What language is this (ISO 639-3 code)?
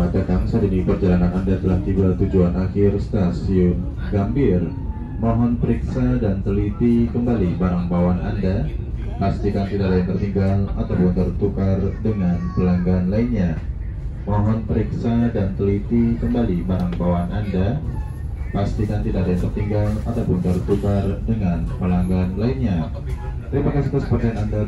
ind